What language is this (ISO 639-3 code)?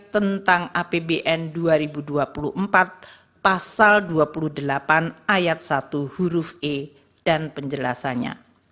ind